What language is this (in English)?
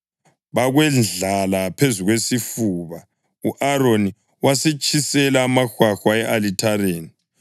North Ndebele